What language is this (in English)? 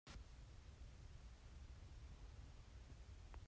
Hakha Chin